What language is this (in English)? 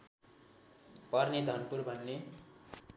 Nepali